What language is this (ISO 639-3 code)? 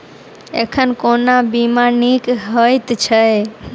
mai